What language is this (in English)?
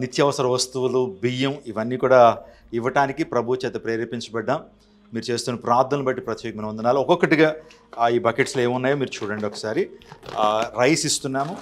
Telugu